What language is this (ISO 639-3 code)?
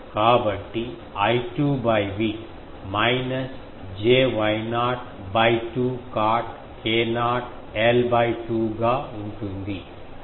tel